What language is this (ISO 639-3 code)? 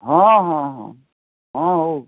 ori